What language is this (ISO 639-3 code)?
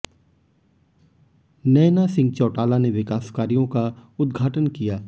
hin